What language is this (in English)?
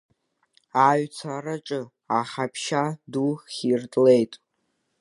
Abkhazian